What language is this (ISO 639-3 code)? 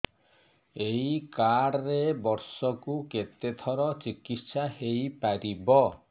ori